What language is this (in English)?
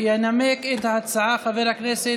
Hebrew